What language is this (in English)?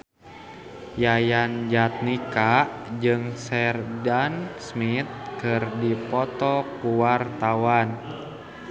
Sundanese